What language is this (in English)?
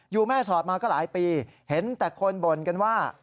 Thai